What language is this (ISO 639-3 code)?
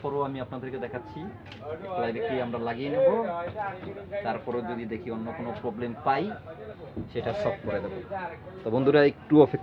ben